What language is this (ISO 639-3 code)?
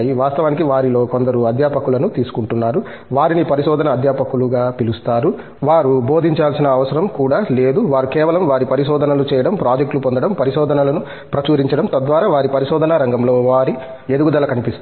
tel